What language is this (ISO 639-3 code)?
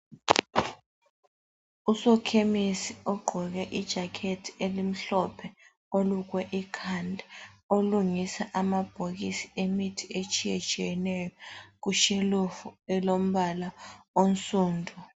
nde